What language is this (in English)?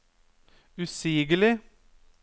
Norwegian